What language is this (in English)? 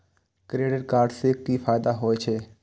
Maithili